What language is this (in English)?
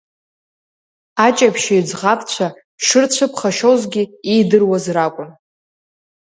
Abkhazian